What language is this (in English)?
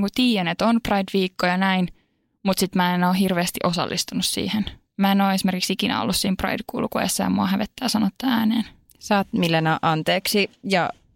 Finnish